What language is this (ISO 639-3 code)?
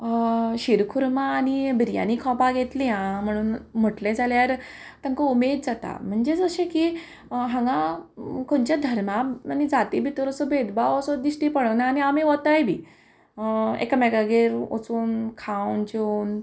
kok